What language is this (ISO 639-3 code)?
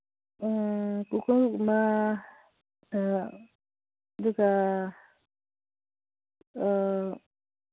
mni